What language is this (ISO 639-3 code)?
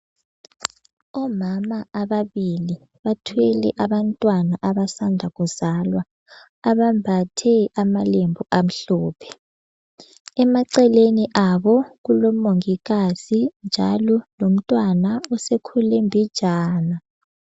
nde